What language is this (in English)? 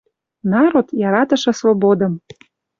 Western Mari